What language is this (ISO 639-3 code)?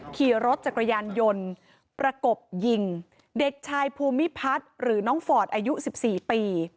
tha